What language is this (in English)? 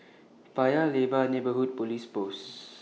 English